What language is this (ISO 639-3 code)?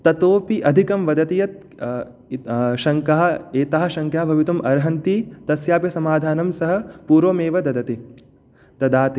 san